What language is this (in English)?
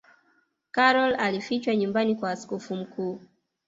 Swahili